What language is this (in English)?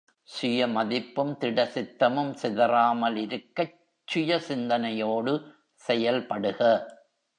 Tamil